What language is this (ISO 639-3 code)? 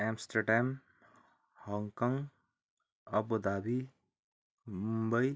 nep